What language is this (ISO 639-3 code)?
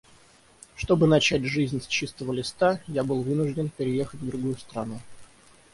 rus